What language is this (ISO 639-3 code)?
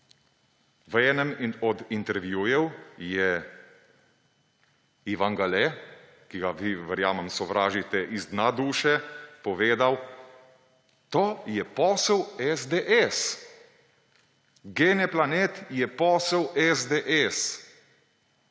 slv